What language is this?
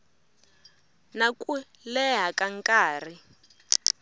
Tsonga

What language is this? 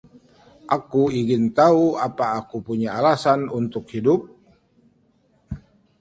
Indonesian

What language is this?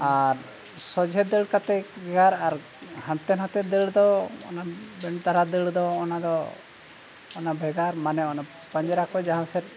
Santali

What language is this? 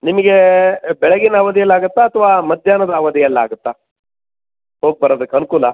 Kannada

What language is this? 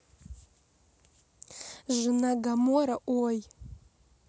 Russian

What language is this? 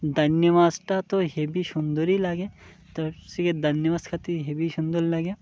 Bangla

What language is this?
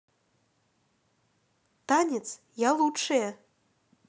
Russian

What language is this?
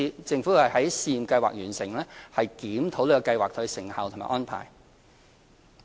Cantonese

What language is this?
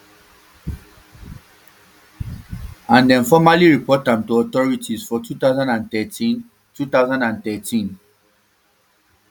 Nigerian Pidgin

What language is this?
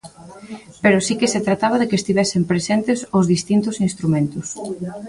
Galician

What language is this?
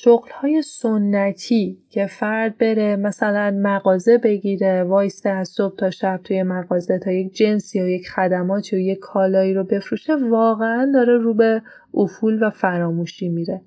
Persian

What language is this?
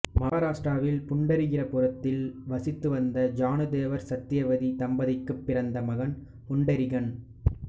Tamil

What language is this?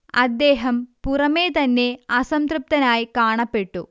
Malayalam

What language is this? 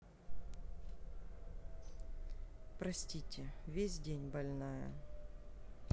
Russian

